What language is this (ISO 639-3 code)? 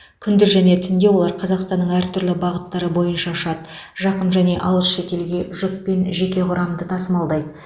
kaz